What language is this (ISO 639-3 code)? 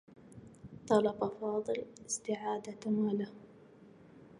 ara